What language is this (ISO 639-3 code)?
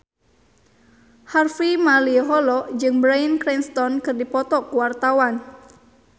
sun